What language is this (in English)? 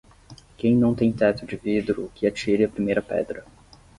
Portuguese